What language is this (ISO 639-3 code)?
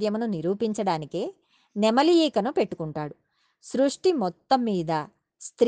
tel